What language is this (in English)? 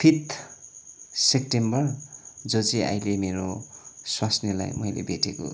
Nepali